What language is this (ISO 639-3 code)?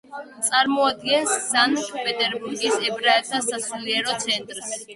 kat